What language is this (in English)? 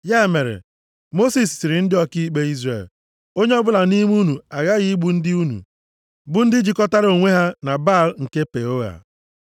Igbo